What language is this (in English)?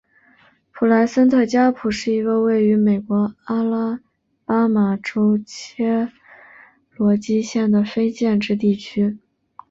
Chinese